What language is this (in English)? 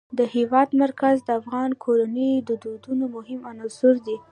Pashto